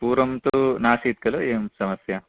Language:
Sanskrit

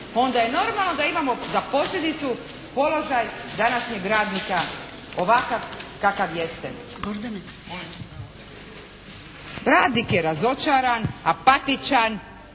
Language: Croatian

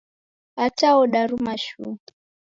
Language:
Taita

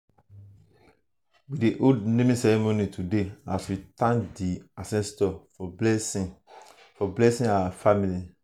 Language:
Nigerian Pidgin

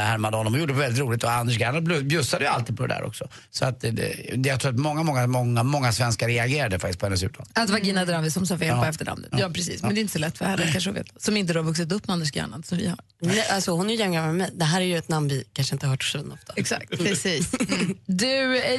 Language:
Swedish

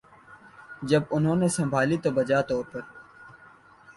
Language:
Urdu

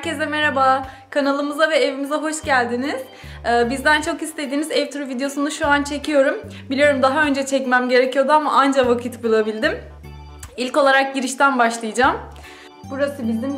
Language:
Turkish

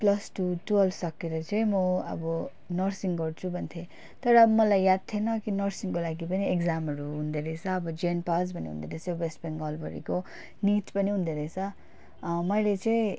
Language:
Nepali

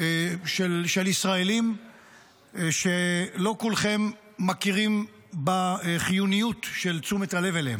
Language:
Hebrew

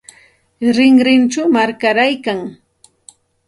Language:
Santa Ana de Tusi Pasco Quechua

